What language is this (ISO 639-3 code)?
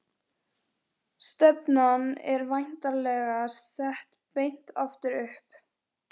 isl